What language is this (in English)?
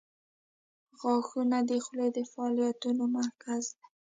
Pashto